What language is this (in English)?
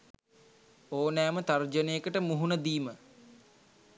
Sinhala